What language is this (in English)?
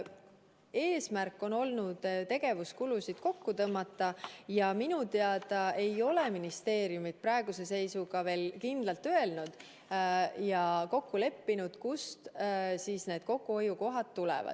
Estonian